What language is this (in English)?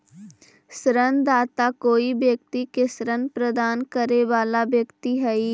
Magahi